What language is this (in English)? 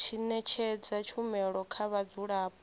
Venda